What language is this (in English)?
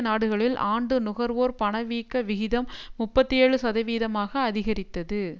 Tamil